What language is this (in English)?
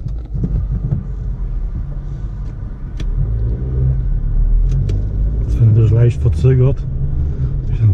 German